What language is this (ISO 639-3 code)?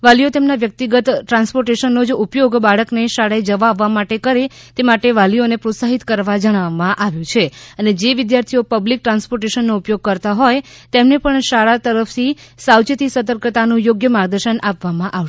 guj